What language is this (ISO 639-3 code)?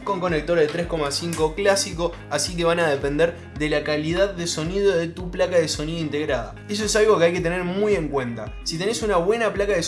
spa